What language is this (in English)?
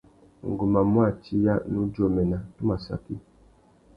Tuki